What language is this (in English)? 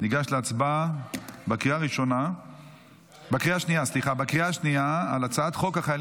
Hebrew